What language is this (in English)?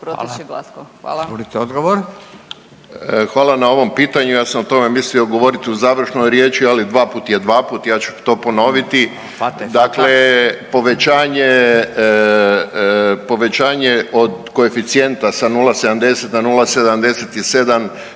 Croatian